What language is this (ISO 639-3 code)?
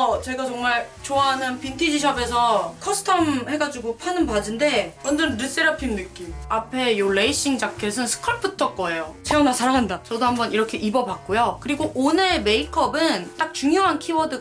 kor